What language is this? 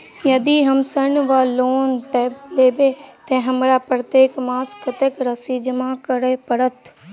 Maithili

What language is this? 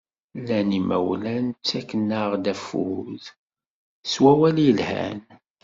Kabyle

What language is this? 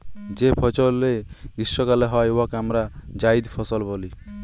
Bangla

